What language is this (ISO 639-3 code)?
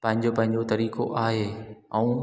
snd